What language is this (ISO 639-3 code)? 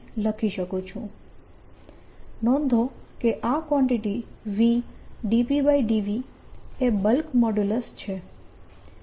guj